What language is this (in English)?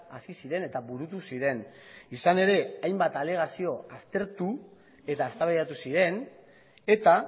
Basque